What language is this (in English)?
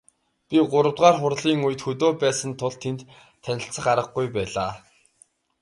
Mongolian